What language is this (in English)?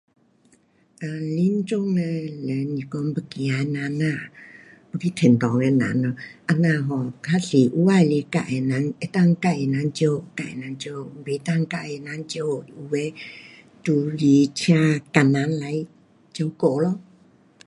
Pu-Xian Chinese